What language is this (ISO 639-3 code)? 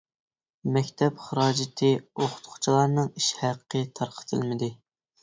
uig